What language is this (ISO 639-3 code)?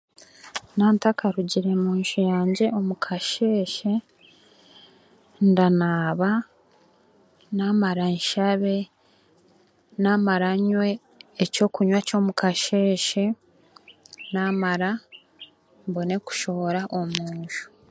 cgg